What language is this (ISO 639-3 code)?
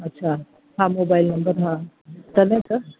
snd